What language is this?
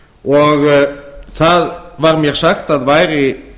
Icelandic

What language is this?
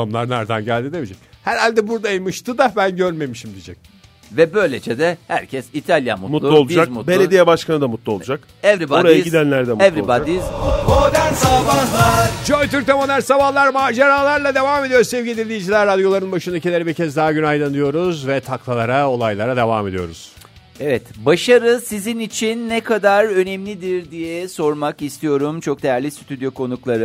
Turkish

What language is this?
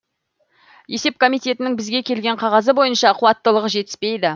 Kazakh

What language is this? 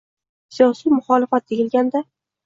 Uzbek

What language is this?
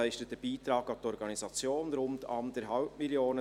Swiss German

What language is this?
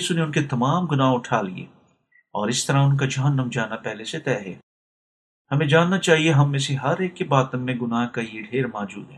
Urdu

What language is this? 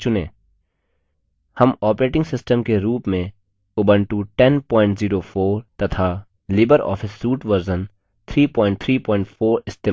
Hindi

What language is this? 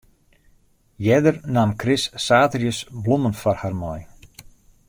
Western Frisian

